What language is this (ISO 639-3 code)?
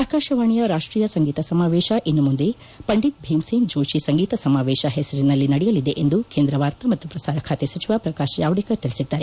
kan